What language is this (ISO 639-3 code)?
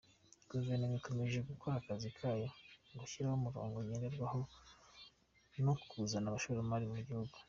kin